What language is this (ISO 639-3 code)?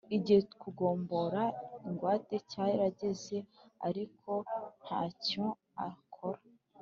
kin